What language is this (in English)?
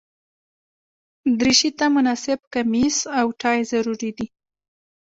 Pashto